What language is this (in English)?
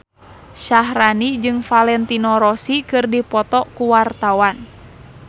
Sundanese